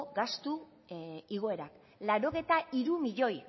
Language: Basque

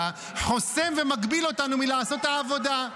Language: Hebrew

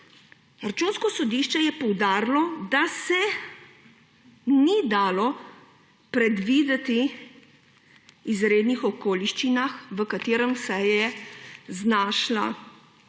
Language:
Slovenian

